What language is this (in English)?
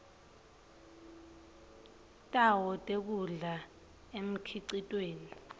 Swati